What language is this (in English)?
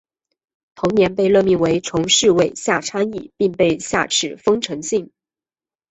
Chinese